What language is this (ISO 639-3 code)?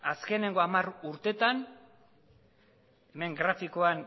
eus